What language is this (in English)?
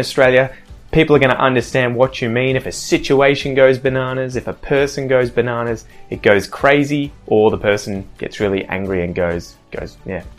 English